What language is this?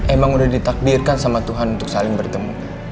Indonesian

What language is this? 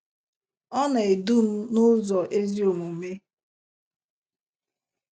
Igbo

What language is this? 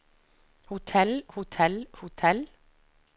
Norwegian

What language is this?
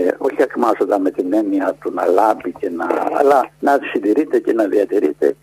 Greek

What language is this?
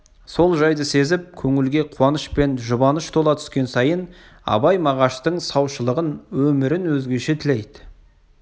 Kazakh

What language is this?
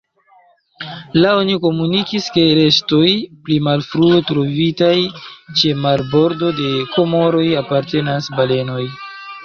Esperanto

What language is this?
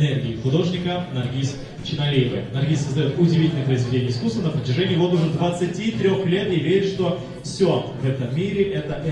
Russian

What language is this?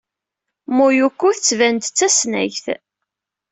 Kabyle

